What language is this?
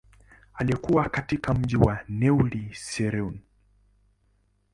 Swahili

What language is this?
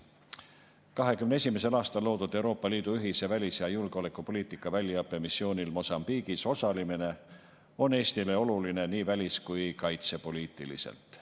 Estonian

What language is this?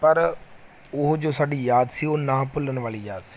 Punjabi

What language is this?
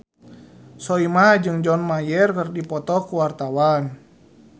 Sundanese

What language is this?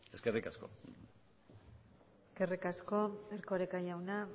Basque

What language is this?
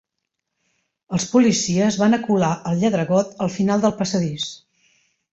Catalan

